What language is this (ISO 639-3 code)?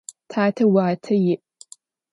ady